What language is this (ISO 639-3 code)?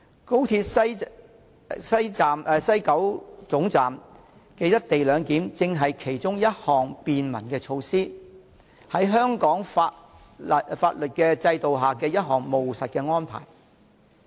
yue